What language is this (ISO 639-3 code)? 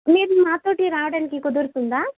tel